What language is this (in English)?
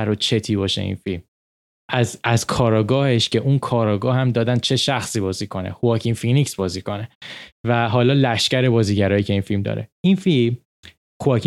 Persian